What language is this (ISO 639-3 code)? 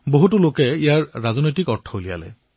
asm